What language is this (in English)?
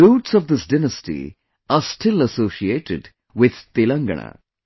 English